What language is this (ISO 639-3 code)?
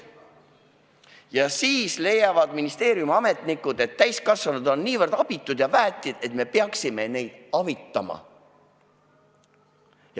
est